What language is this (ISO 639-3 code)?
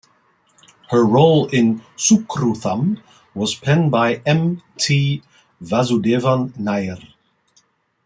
eng